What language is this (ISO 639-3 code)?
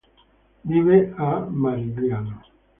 ita